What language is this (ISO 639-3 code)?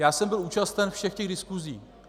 ces